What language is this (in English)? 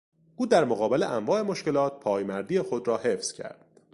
Persian